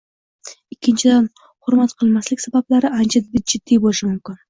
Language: Uzbek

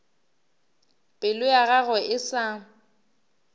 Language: Northern Sotho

